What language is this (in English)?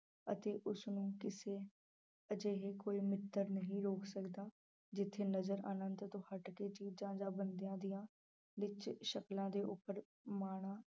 Punjabi